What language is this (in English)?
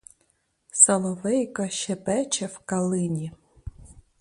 Ukrainian